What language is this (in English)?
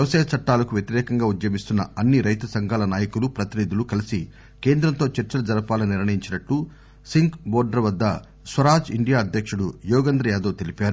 Telugu